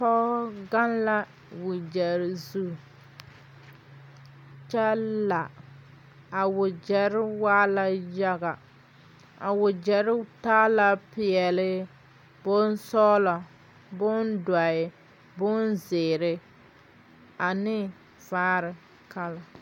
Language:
Southern Dagaare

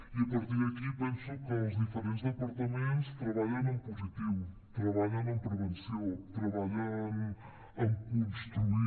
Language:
Catalan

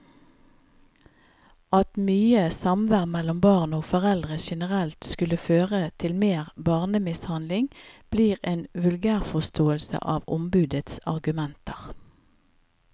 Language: Norwegian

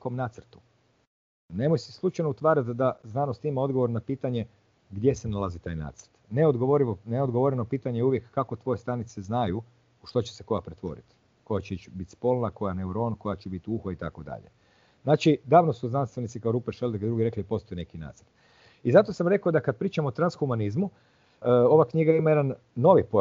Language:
Croatian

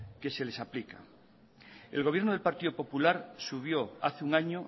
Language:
Spanish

